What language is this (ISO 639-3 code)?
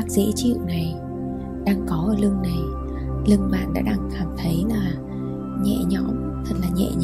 vie